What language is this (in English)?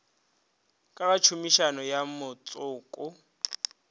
Northern Sotho